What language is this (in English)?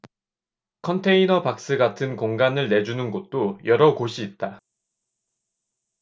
Korean